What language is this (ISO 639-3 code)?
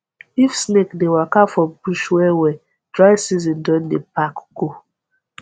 pcm